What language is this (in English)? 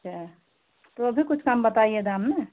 Hindi